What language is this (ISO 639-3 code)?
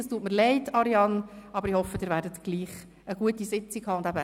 gsw